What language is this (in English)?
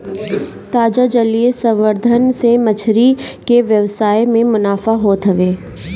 Bhojpuri